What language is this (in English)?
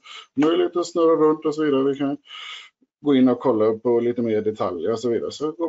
Swedish